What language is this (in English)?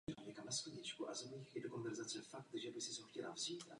Czech